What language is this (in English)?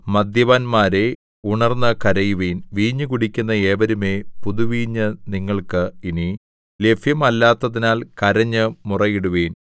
Malayalam